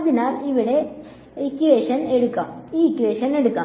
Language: Malayalam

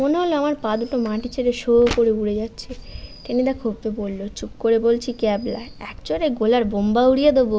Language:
Bangla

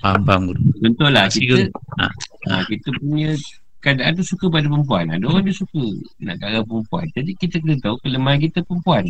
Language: Malay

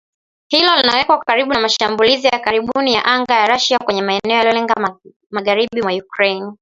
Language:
Swahili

